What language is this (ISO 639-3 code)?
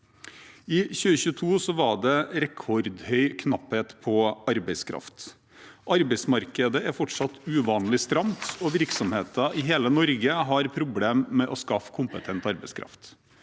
nor